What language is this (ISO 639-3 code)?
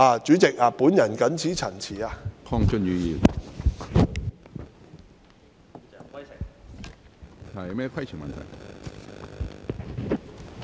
yue